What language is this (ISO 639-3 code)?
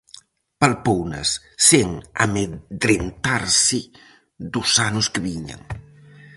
glg